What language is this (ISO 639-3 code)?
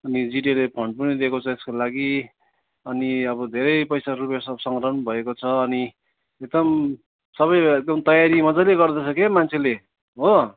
nep